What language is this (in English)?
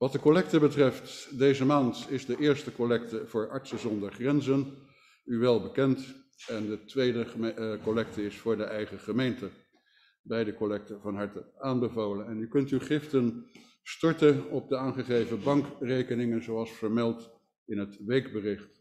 Dutch